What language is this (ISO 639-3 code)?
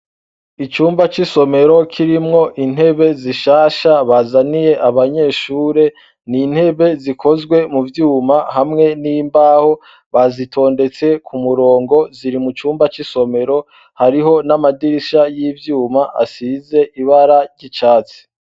run